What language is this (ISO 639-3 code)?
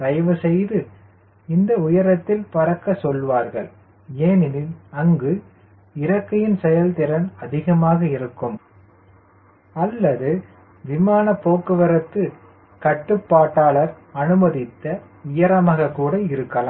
tam